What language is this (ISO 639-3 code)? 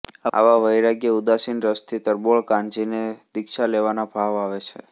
guj